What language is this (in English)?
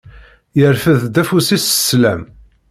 Kabyle